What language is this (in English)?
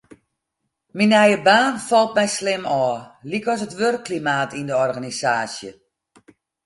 Western Frisian